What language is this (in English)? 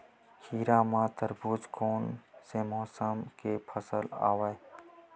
Chhattisgarhi